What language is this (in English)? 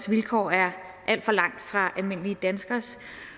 Danish